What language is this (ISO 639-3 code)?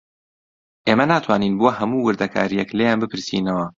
ckb